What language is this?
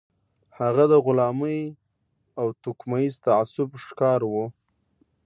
Pashto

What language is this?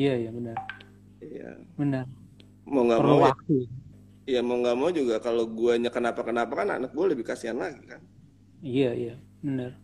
Indonesian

